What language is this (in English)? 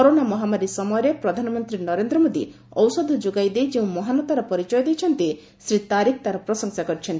Odia